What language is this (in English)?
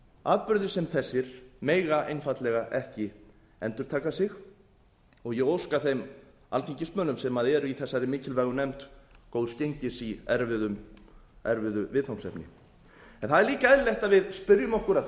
Icelandic